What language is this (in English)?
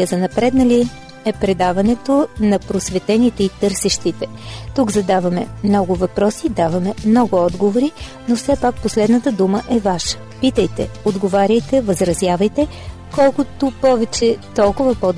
Bulgarian